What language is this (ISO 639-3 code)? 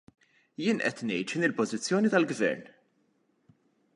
mlt